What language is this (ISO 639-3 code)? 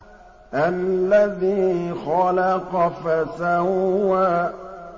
ara